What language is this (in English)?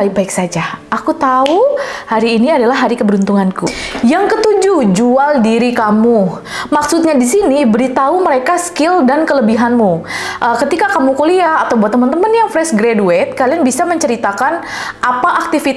Indonesian